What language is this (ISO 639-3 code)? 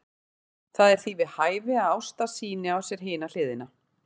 isl